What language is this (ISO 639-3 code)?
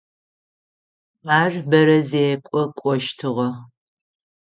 ady